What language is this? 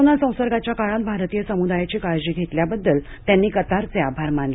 Marathi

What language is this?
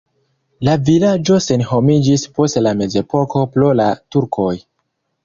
Esperanto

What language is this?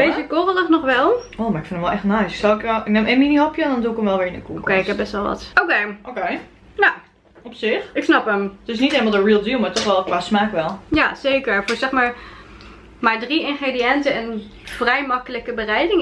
Dutch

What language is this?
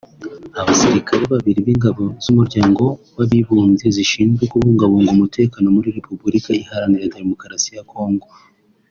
Kinyarwanda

